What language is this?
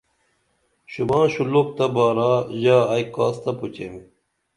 Dameli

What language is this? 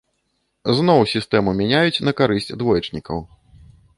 Belarusian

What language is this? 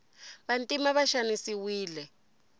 Tsonga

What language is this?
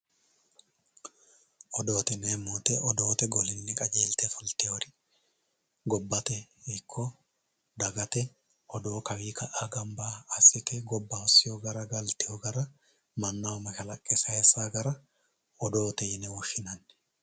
Sidamo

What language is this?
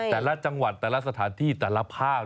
Thai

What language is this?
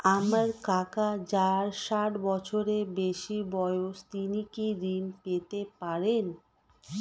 Bangla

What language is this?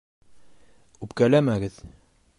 Bashkir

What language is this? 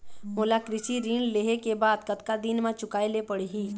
Chhattisgarhi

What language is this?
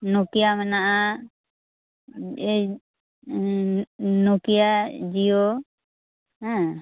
Santali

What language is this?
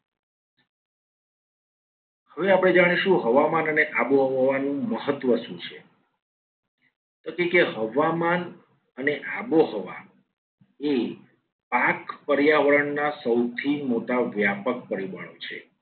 Gujarati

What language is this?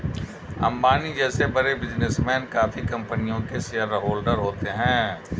Hindi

